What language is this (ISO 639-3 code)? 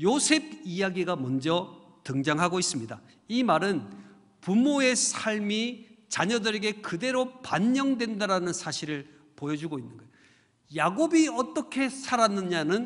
kor